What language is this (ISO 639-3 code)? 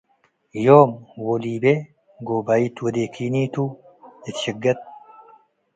tig